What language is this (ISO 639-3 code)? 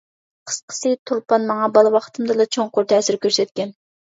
uig